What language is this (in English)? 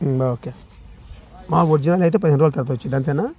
Telugu